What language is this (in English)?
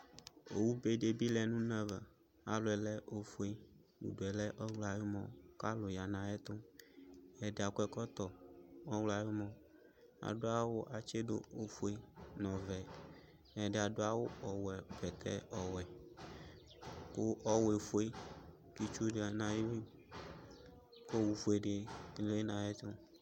Ikposo